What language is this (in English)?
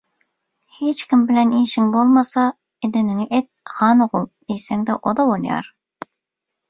Turkmen